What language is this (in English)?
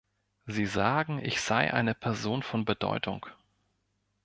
German